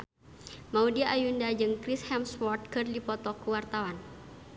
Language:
Sundanese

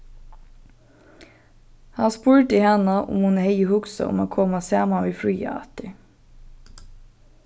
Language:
Faroese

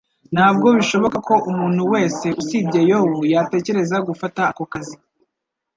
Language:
Kinyarwanda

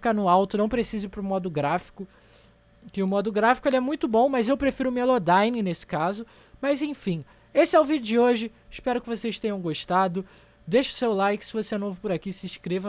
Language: Portuguese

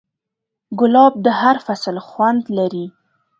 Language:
Pashto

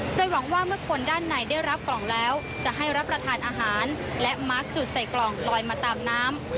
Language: Thai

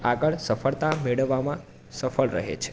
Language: Gujarati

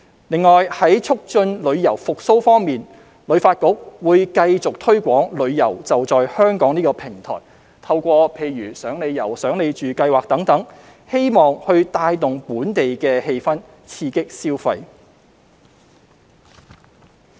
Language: Cantonese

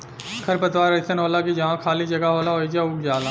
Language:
Bhojpuri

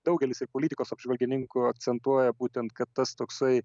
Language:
Lithuanian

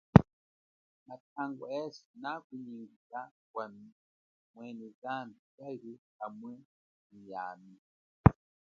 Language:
Chokwe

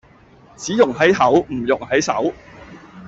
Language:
Cantonese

